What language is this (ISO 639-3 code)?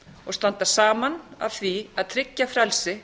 isl